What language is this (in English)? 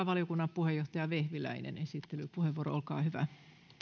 Finnish